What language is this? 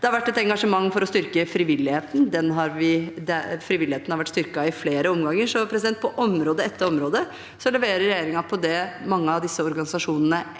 Norwegian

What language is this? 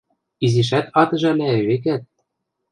Western Mari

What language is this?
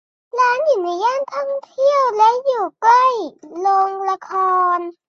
Thai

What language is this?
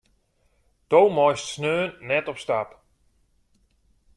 Western Frisian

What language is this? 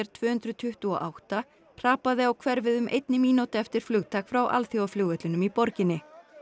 Icelandic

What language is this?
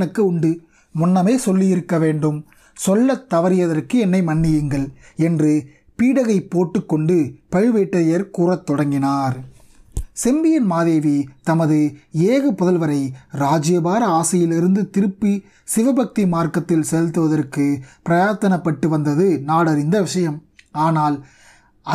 Tamil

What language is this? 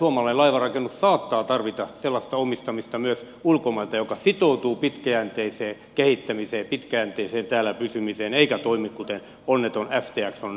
Finnish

